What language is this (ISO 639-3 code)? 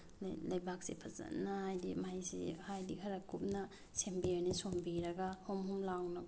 mni